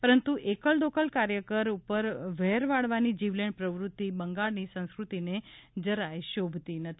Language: Gujarati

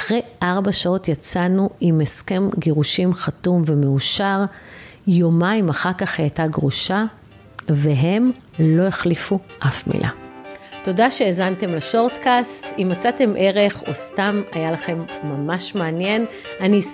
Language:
Hebrew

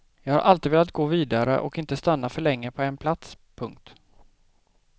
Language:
Swedish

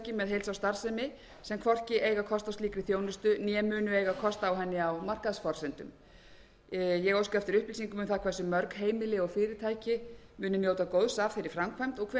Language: Icelandic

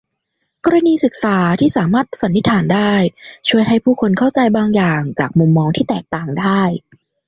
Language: Thai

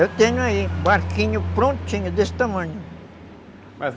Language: Portuguese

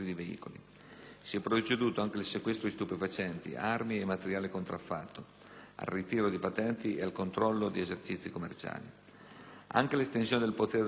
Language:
Italian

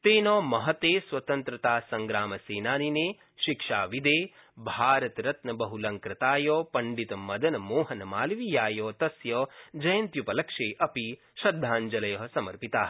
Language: Sanskrit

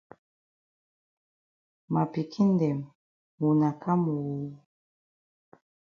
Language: Cameroon Pidgin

